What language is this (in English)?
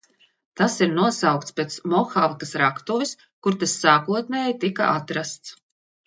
Latvian